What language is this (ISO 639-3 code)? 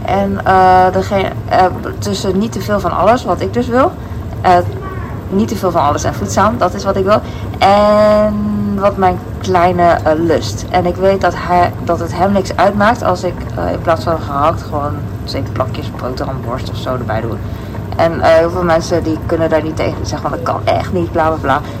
nld